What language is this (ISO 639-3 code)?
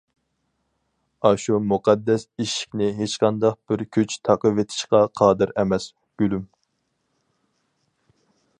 uig